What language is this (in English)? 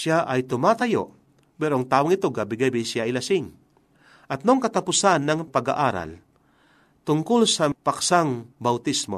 Filipino